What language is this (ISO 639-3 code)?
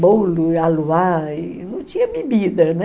por